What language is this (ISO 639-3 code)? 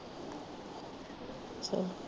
pan